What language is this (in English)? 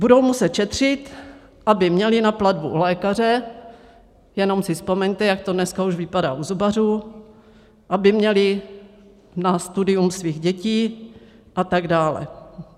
Czech